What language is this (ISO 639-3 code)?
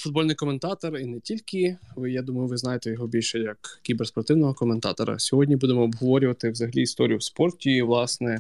ukr